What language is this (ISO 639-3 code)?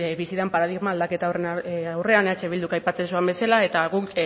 eus